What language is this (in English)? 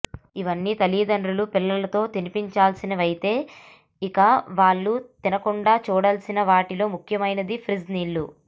Telugu